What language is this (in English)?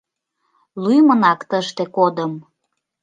Mari